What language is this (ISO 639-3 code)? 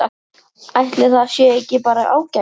isl